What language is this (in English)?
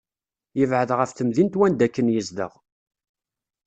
Kabyle